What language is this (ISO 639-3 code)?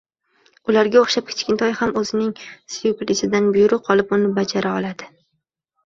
uzb